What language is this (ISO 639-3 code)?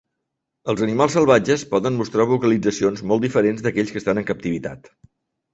cat